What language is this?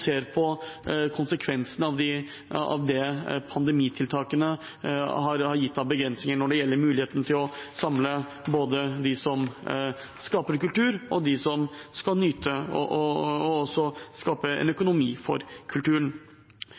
Norwegian Bokmål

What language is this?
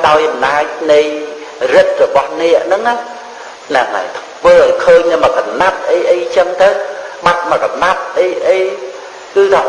Khmer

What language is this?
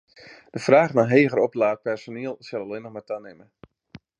Western Frisian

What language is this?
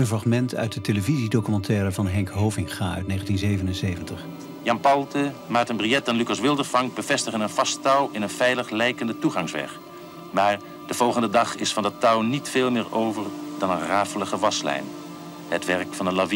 Dutch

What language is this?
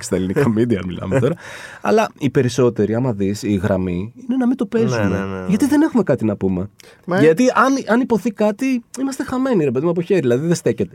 Greek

